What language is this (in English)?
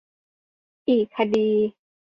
Thai